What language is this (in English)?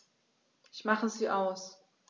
German